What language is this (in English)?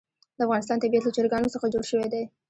Pashto